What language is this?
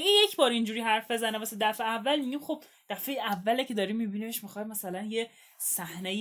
Persian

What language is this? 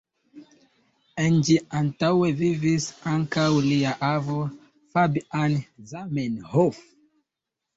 Esperanto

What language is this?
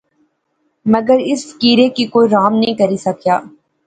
Pahari-Potwari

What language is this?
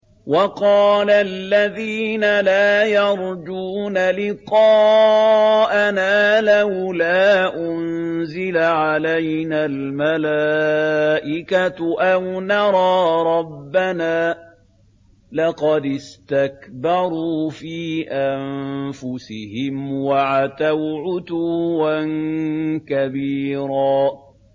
Arabic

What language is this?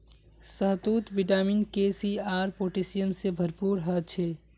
Magahi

